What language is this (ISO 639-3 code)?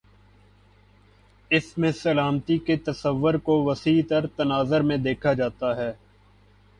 urd